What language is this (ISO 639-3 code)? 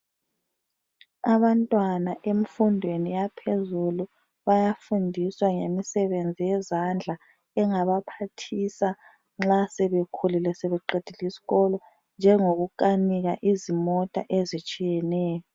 nde